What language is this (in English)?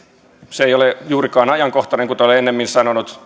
Finnish